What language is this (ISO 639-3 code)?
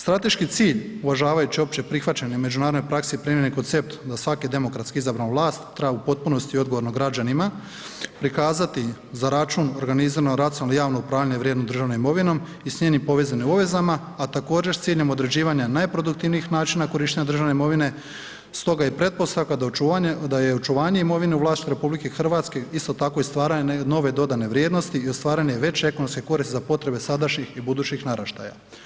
hrv